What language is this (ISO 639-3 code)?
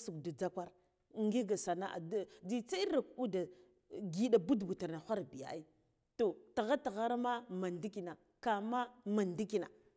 gdf